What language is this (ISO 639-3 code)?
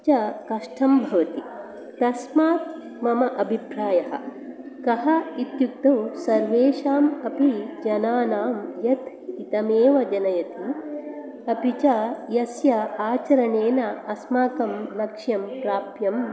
san